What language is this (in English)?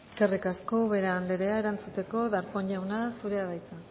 Basque